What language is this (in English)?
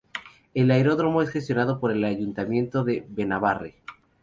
Spanish